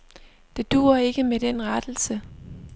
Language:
Danish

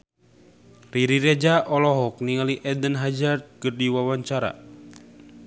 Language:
Sundanese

